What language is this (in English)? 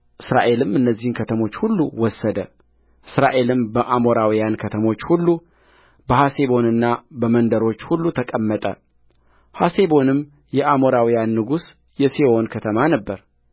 Amharic